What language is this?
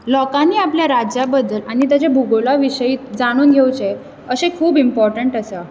Konkani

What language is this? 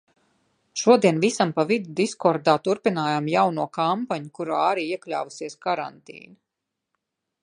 Latvian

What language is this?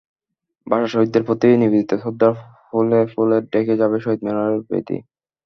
Bangla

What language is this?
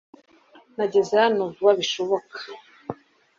Kinyarwanda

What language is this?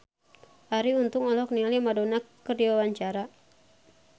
Sundanese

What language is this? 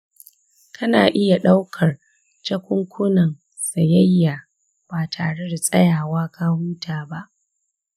Hausa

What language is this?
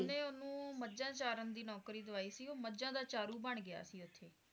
Punjabi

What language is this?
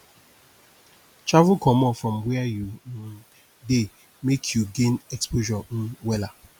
Nigerian Pidgin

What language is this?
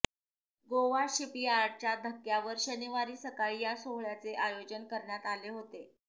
Marathi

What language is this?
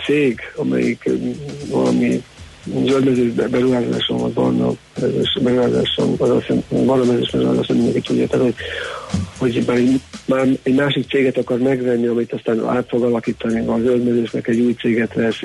Hungarian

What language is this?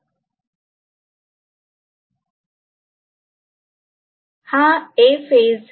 Marathi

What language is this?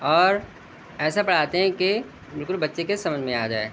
Urdu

